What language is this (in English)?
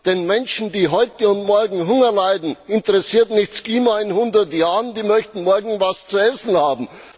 German